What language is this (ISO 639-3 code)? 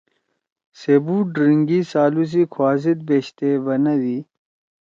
trw